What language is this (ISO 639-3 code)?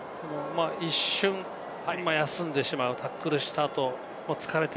jpn